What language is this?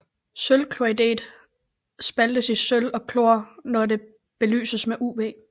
Danish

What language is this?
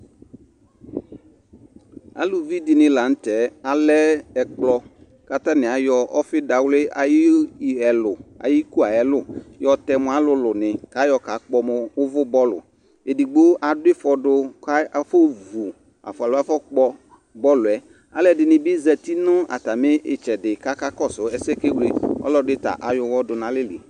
Ikposo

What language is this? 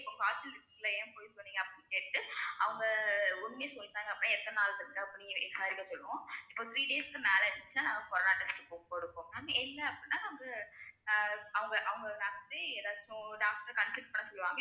Tamil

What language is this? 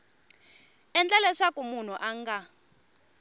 Tsonga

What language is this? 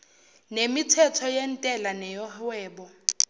Zulu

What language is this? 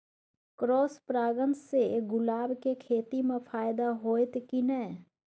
Maithili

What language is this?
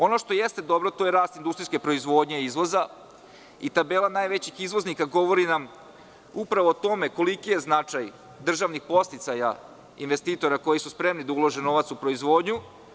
Serbian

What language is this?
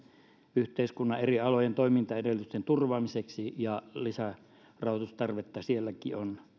Finnish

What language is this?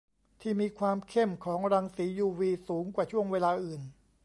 Thai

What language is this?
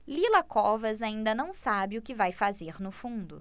Portuguese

